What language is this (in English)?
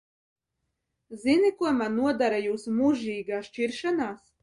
Latvian